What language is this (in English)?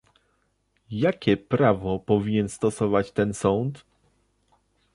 Polish